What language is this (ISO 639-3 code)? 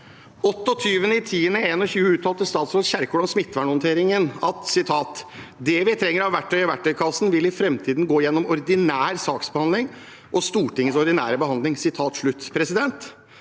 nor